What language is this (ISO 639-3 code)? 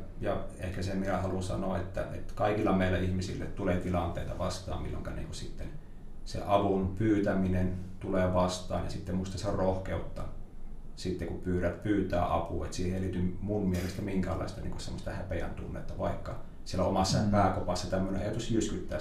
fin